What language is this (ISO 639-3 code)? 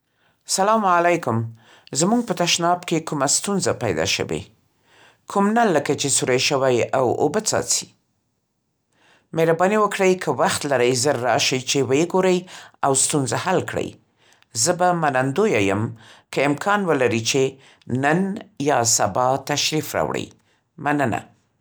pst